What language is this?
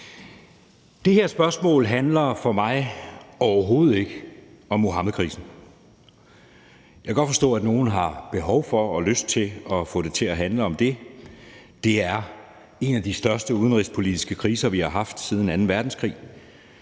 Danish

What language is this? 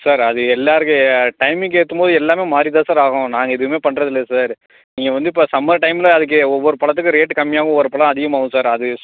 Tamil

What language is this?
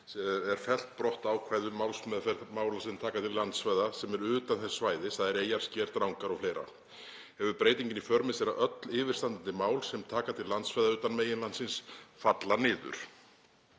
Icelandic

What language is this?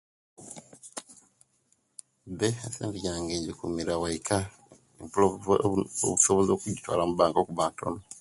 Kenyi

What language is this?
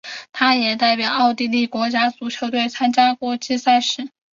Chinese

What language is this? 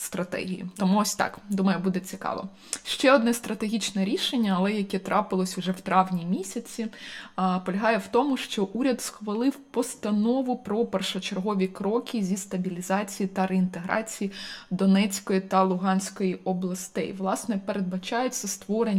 Ukrainian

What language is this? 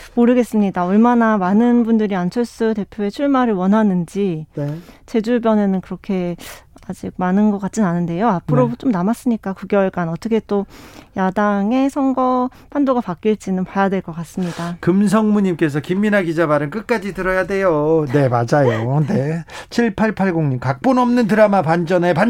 Korean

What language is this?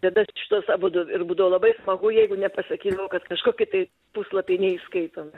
Lithuanian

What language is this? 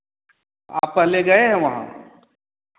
Hindi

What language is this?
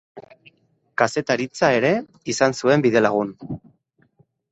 Basque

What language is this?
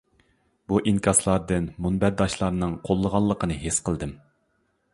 Uyghur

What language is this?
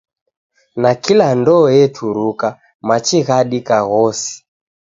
Taita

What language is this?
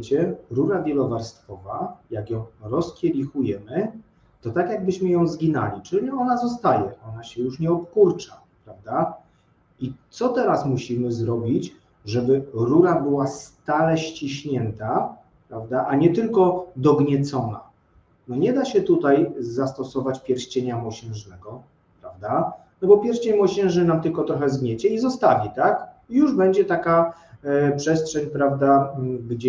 Polish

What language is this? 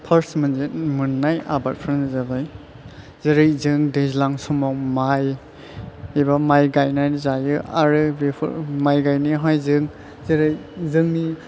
Bodo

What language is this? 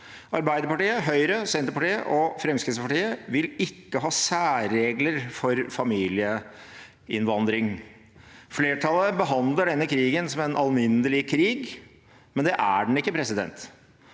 Norwegian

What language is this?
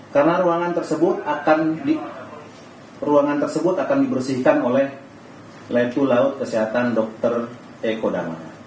Indonesian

